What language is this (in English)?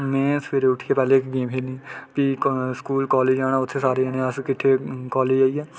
Dogri